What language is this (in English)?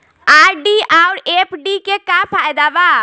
Bhojpuri